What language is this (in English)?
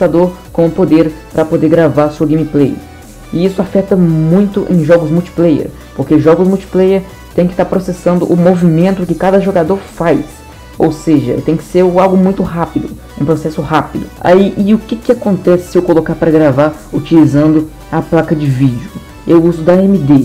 Portuguese